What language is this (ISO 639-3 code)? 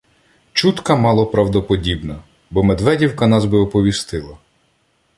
ukr